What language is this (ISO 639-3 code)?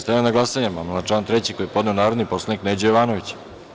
srp